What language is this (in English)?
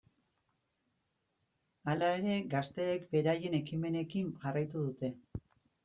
Basque